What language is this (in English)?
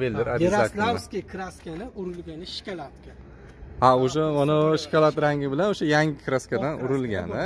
Turkish